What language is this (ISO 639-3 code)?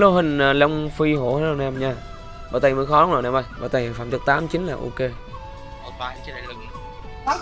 vie